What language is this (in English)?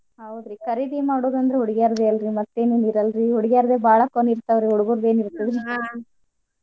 Kannada